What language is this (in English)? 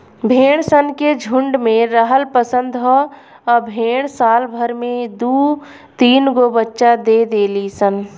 Bhojpuri